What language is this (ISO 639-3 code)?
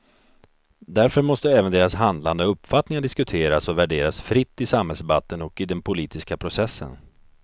swe